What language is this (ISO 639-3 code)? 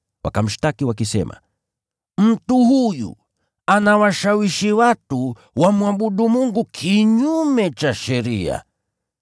swa